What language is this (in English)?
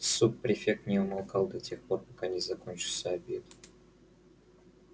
Russian